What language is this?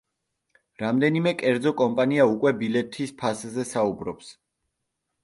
Georgian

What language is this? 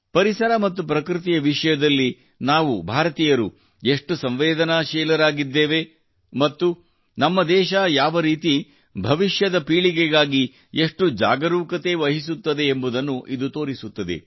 Kannada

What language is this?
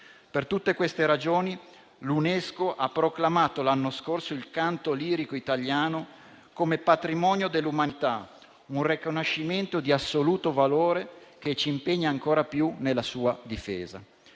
Italian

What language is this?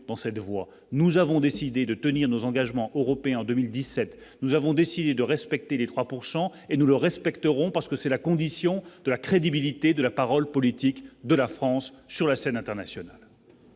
French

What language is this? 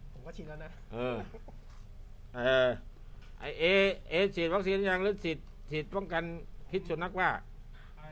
Thai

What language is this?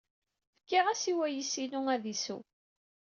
Kabyle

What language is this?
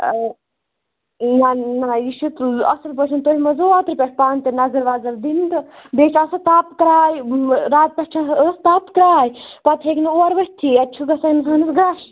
Kashmiri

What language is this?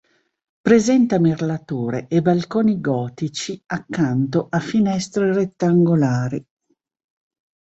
Italian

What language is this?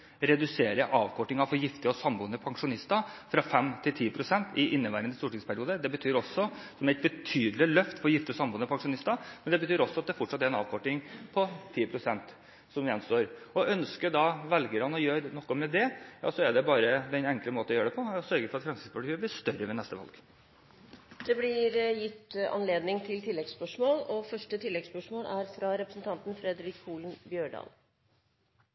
Norwegian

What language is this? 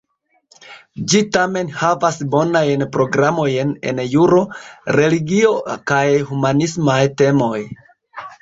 Esperanto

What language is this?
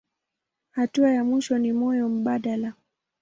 Swahili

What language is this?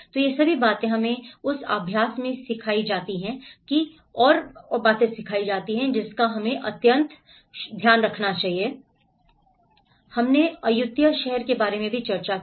Hindi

